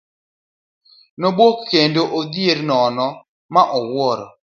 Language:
Luo (Kenya and Tanzania)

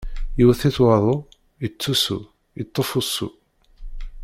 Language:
Kabyle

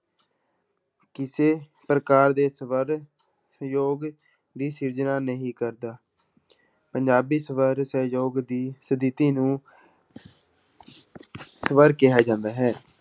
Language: Punjabi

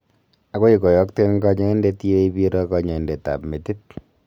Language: Kalenjin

